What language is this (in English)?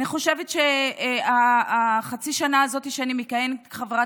Hebrew